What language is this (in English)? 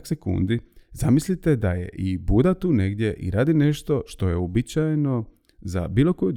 Croatian